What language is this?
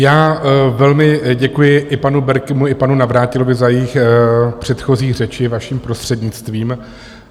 Czech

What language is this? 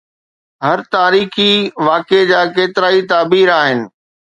Sindhi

